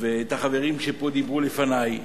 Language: Hebrew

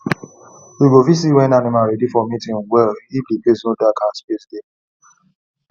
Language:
Nigerian Pidgin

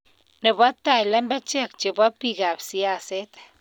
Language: Kalenjin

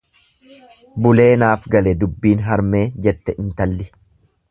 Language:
Oromo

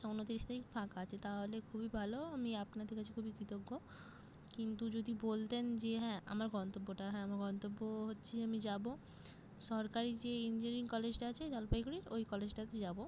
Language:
Bangla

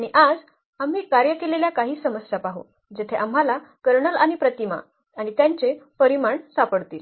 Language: Marathi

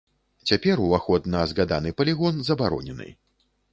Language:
Belarusian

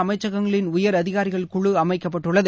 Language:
Tamil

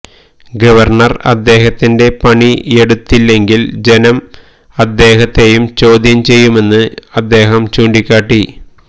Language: Malayalam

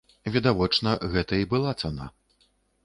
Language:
Belarusian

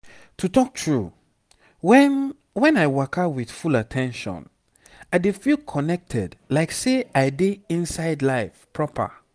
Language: Nigerian Pidgin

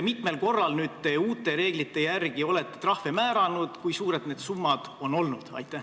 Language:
Estonian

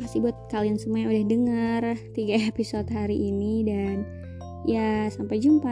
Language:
Indonesian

